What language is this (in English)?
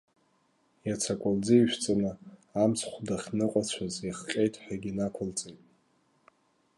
Abkhazian